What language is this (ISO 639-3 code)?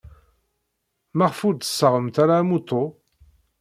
kab